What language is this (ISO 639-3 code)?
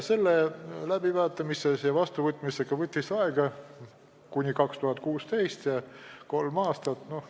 est